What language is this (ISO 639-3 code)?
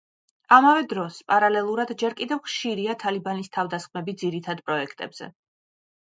kat